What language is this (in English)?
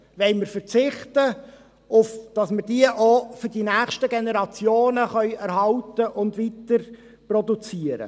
Swiss German